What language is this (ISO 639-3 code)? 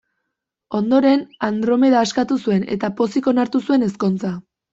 eus